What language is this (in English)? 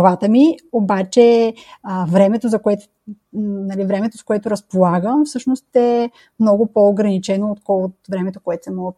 Bulgarian